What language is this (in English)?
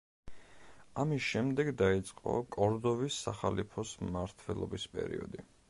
Georgian